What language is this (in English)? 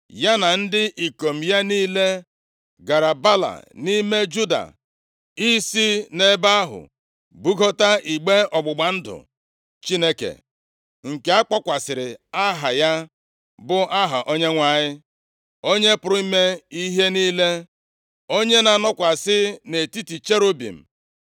Igbo